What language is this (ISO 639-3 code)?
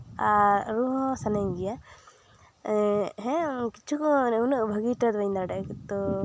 sat